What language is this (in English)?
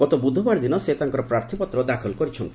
Odia